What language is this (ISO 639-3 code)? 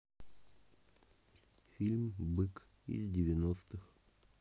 rus